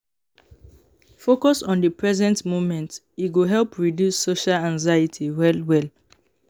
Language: Nigerian Pidgin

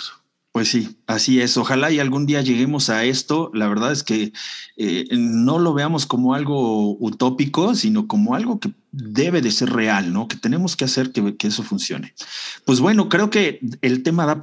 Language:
Spanish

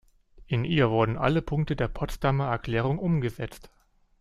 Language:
German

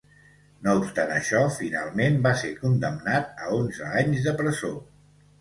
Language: Catalan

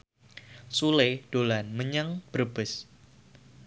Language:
Javanese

